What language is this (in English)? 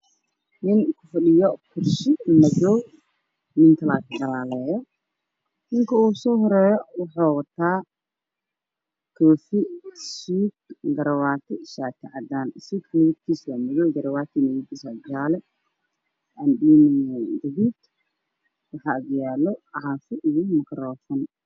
Somali